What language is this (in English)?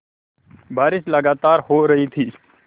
Hindi